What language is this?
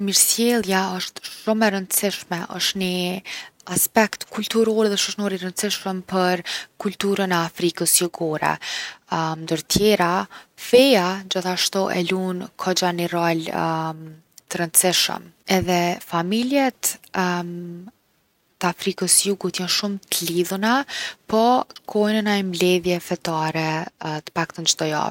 Gheg Albanian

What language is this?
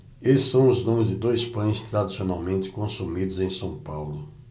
Portuguese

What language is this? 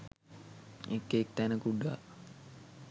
Sinhala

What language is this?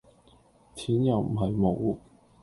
Cantonese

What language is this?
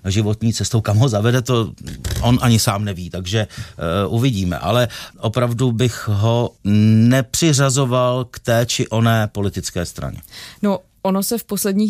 Czech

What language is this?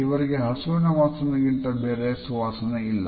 Kannada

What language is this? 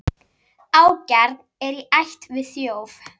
Icelandic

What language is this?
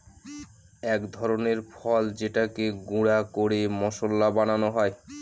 Bangla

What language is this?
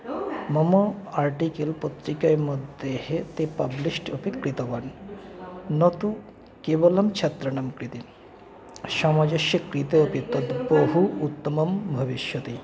Sanskrit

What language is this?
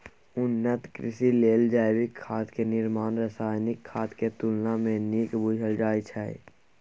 Maithili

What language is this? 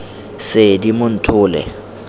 Tswana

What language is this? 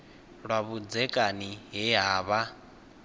Venda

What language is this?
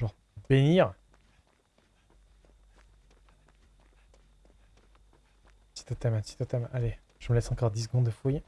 French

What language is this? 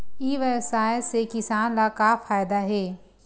Chhattisgarhi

